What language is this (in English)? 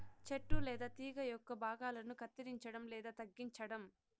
Telugu